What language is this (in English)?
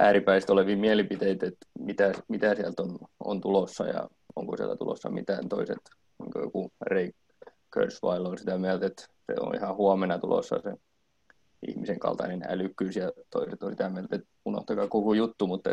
Finnish